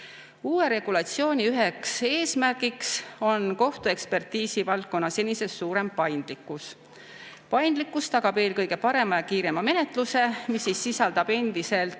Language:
Estonian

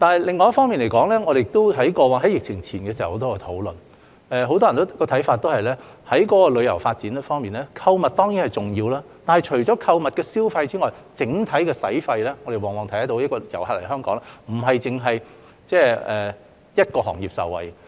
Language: Cantonese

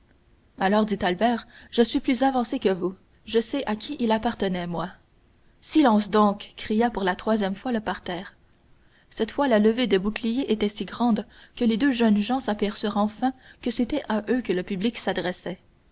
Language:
French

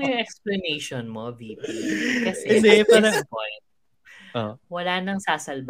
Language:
Filipino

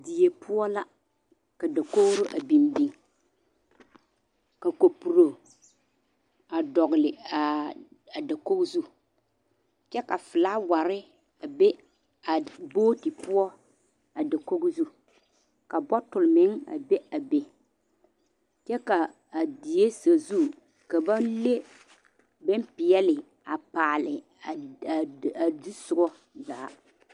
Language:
Southern Dagaare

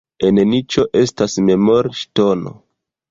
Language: Esperanto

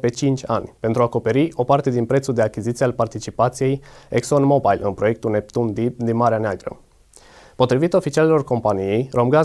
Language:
Romanian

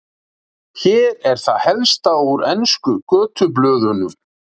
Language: Icelandic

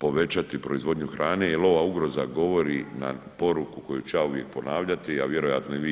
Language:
Croatian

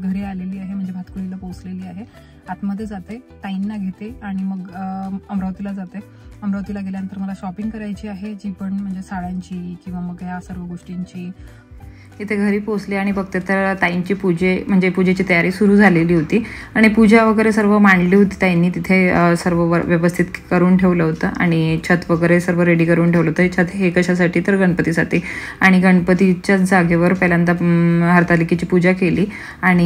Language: Marathi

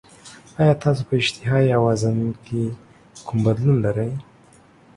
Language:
Pashto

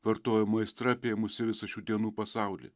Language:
Lithuanian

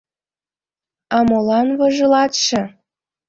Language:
Mari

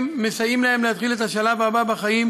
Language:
Hebrew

